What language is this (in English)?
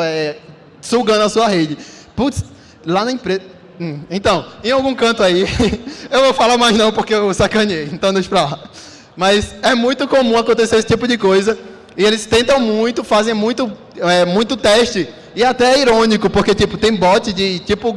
Portuguese